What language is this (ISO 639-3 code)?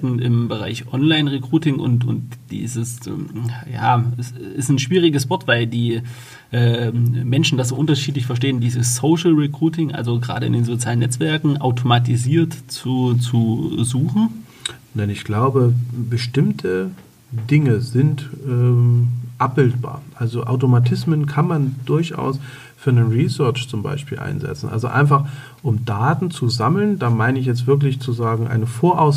deu